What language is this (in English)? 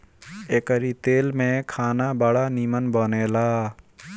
Bhojpuri